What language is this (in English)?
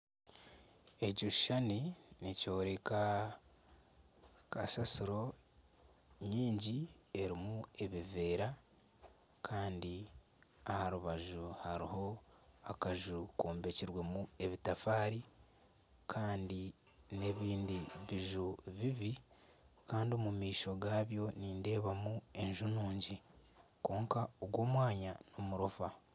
Nyankole